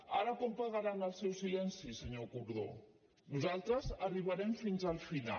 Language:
Catalan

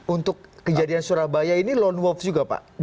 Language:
Indonesian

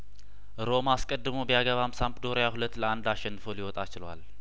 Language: Amharic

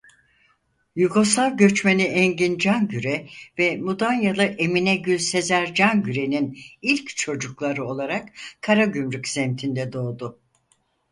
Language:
Turkish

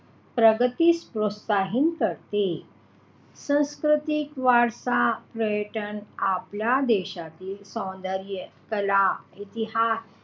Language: Marathi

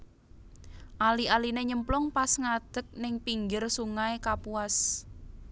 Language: Javanese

